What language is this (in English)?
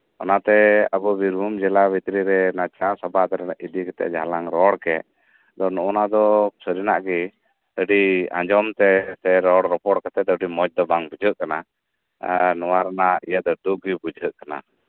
Santali